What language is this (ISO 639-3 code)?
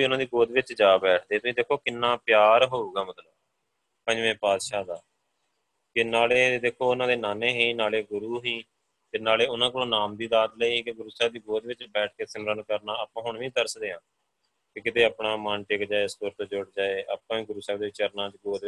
pan